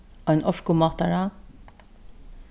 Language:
Faroese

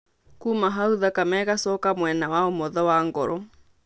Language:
Kikuyu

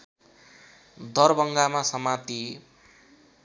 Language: Nepali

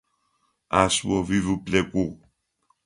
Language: Adyghe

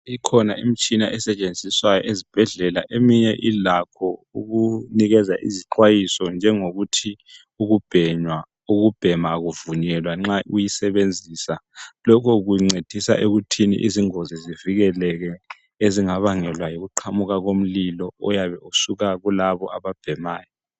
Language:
North Ndebele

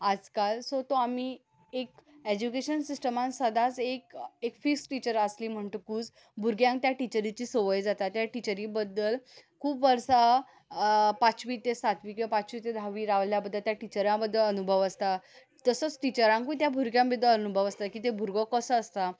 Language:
Konkani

